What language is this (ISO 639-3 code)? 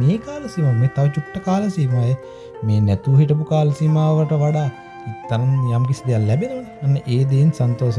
sin